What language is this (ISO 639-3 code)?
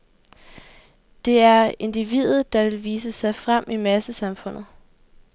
dan